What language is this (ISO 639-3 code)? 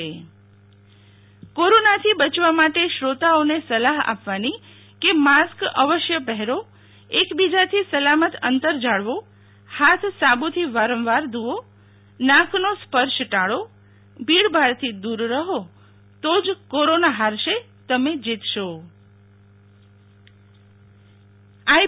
guj